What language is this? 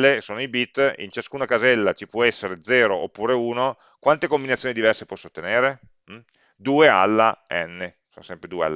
Italian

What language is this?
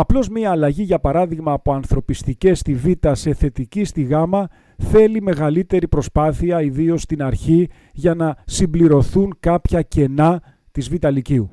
Greek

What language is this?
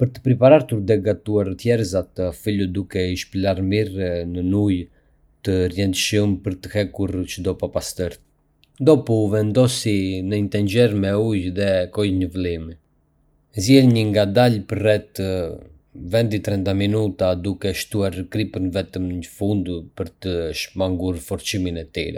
Arbëreshë Albanian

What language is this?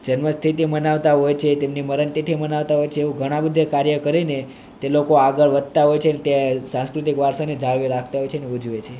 Gujarati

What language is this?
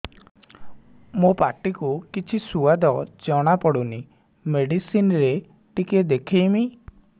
Odia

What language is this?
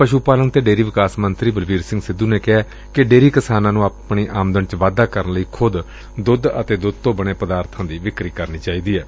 Punjabi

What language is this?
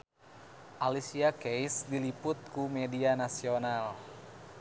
Sundanese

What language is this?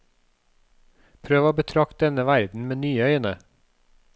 Norwegian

